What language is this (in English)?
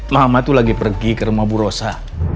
Indonesian